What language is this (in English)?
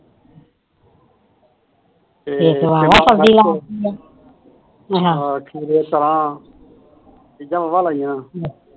Punjabi